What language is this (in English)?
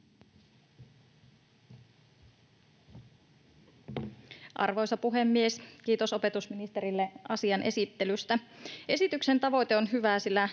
Finnish